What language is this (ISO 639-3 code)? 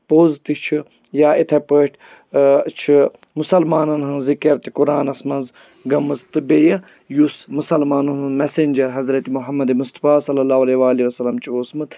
kas